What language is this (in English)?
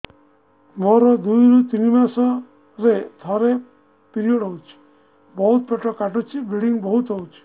Odia